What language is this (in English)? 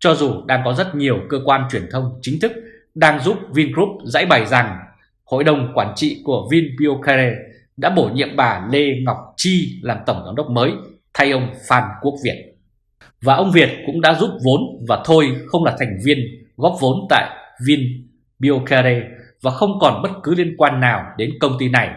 Vietnamese